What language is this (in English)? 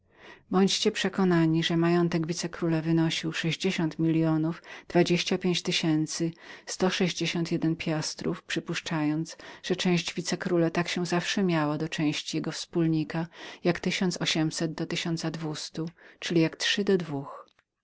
Polish